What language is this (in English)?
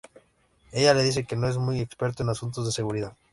Spanish